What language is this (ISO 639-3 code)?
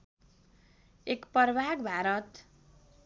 nep